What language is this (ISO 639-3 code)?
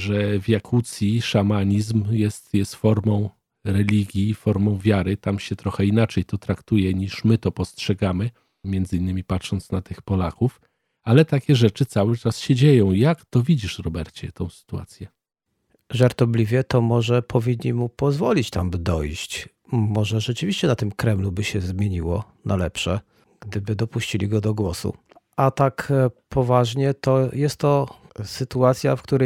pol